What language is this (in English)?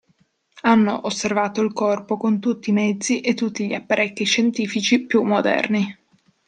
Italian